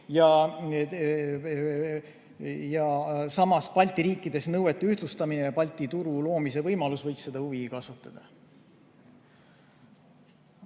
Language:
Estonian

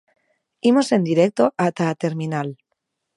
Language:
Galician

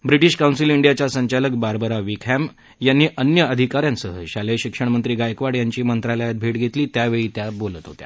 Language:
Marathi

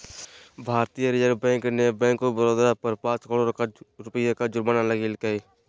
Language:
Magahi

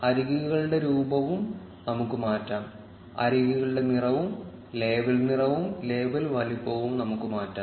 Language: Malayalam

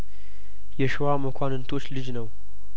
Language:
Amharic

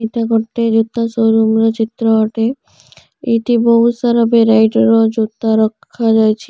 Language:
Odia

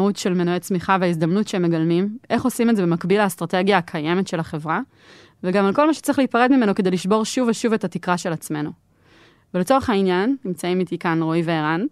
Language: Hebrew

